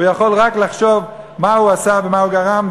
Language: Hebrew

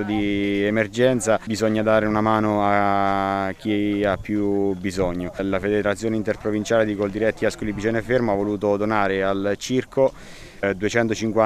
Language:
Italian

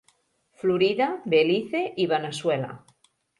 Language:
Catalan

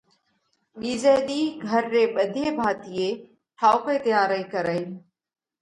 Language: Parkari Koli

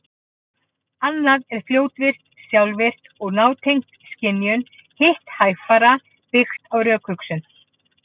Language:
Icelandic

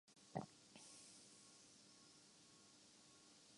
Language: Urdu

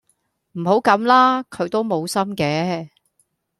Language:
Cantonese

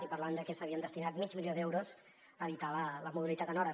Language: Catalan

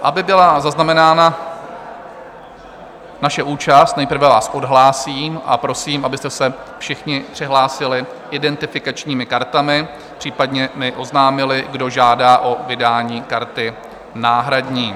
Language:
Czech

